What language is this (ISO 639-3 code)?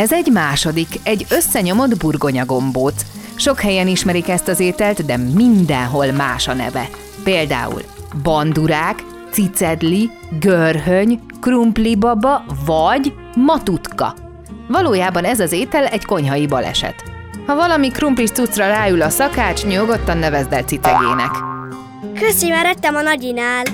hun